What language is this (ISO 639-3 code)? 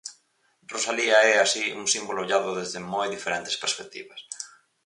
glg